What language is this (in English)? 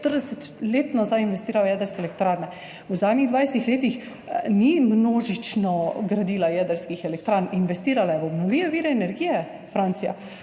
Slovenian